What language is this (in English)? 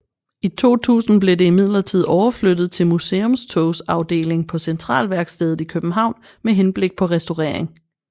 Danish